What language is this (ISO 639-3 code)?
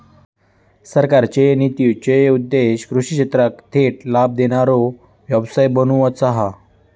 mar